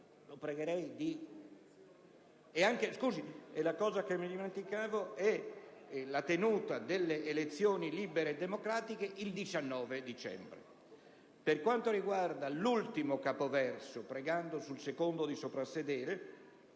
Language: Italian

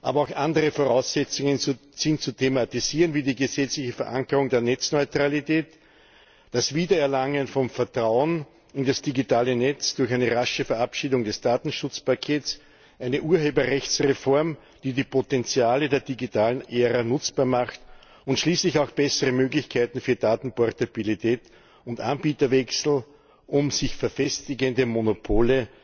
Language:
German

